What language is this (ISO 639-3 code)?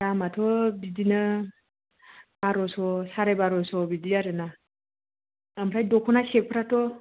brx